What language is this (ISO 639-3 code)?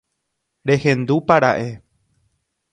grn